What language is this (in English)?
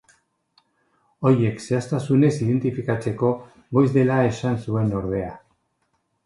Basque